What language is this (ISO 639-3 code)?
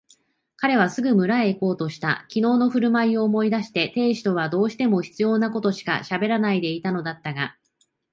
jpn